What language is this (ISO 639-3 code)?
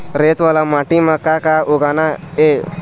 hne